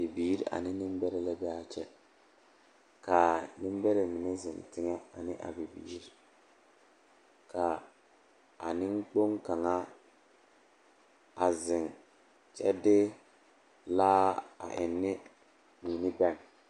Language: Southern Dagaare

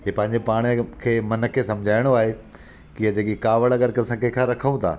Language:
Sindhi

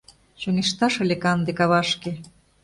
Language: Mari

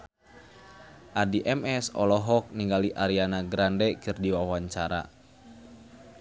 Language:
Sundanese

